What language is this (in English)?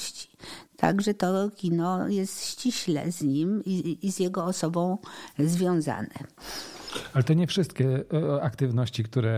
Polish